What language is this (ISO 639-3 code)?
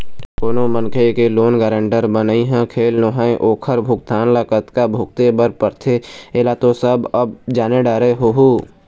hne